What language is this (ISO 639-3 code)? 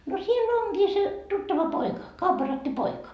fin